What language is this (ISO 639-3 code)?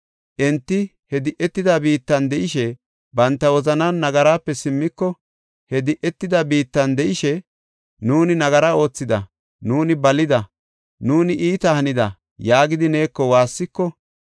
gof